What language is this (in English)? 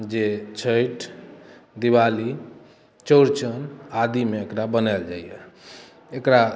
Maithili